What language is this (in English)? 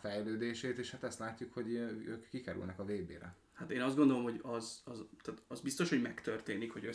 Hungarian